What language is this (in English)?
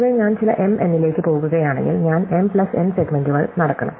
Malayalam